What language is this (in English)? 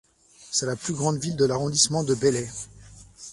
French